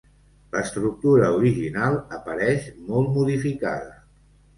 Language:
Catalan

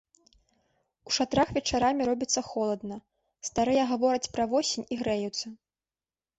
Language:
Belarusian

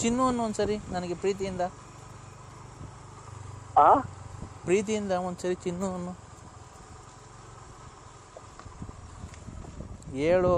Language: Kannada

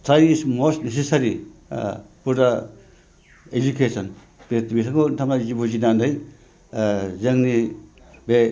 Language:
Bodo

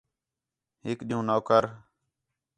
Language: Khetrani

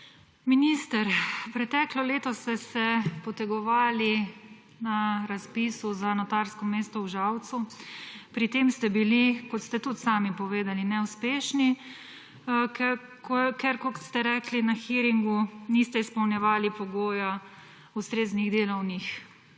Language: Slovenian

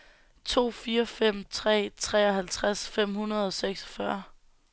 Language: Danish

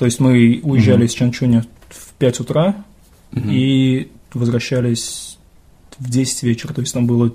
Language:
Russian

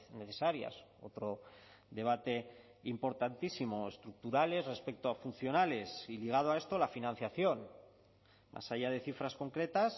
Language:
Spanish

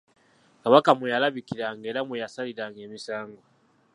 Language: Ganda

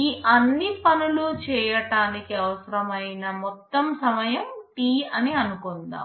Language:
Telugu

